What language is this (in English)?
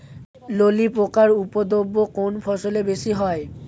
Bangla